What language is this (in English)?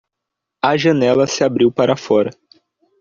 Portuguese